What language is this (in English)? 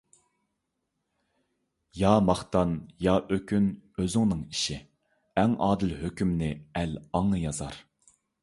Uyghur